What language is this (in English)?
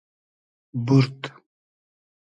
Hazaragi